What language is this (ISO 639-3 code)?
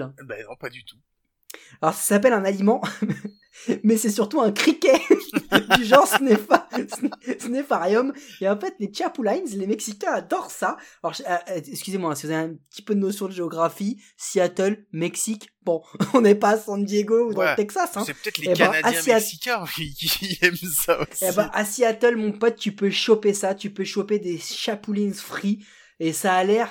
fra